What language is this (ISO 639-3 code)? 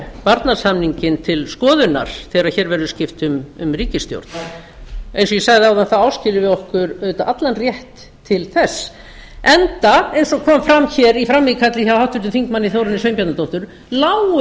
isl